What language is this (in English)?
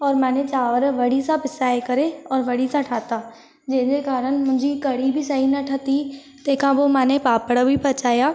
Sindhi